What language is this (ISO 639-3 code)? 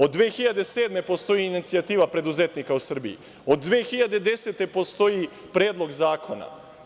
srp